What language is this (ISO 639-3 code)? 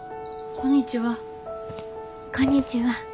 jpn